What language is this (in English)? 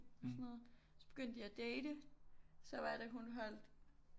Danish